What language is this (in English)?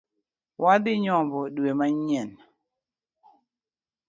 Luo (Kenya and Tanzania)